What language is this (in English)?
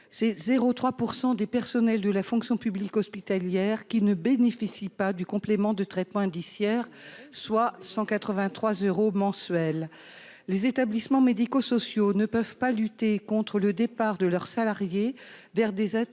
French